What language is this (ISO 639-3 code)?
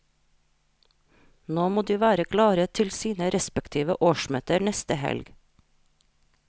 nor